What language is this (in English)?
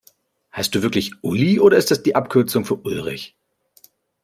German